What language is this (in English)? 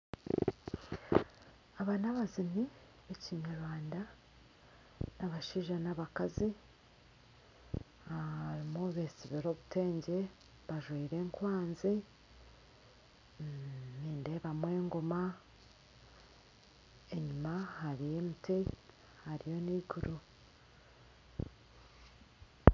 Nyankole